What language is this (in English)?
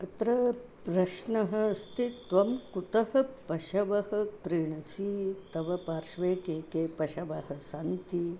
Sanskrit